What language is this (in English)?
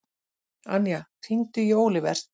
Icelandic